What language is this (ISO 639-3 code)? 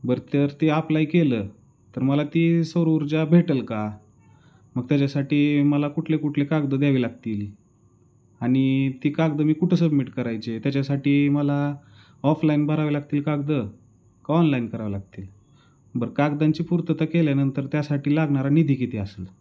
mar